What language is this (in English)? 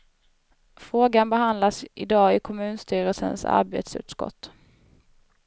Swedish